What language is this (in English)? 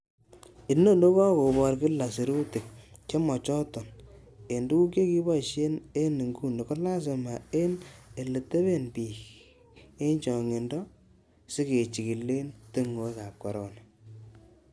Kalenjin